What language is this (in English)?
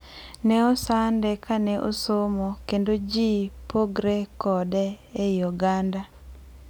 Luo (Kenya and Tanzania)